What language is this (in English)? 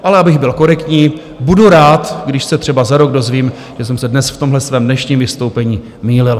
Czech